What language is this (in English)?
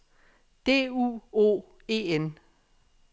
Danish